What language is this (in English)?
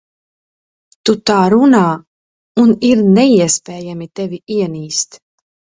Latvian